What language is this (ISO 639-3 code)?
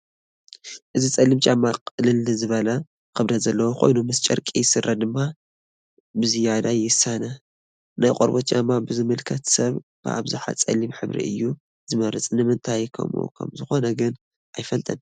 tir